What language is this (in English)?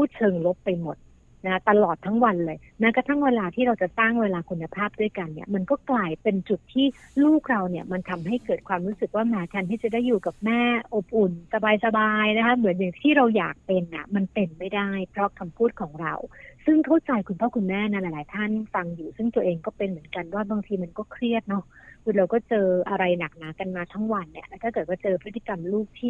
Thai